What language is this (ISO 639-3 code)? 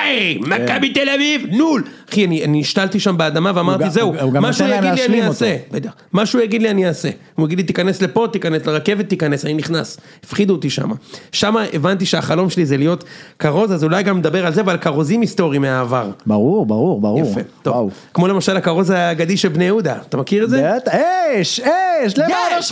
heb